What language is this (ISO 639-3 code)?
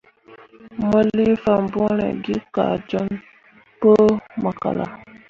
mua